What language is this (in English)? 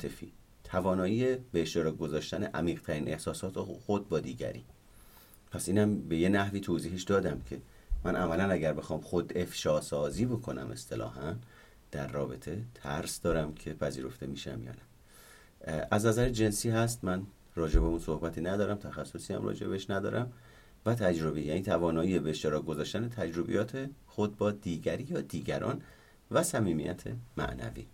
Persian